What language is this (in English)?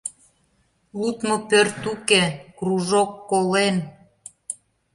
Mari